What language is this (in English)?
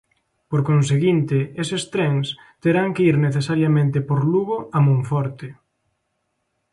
Galician